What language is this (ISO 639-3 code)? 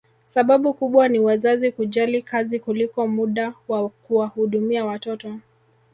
swa